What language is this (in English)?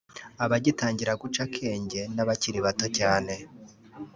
Kinyarwanda